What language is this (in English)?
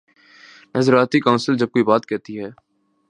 Urdu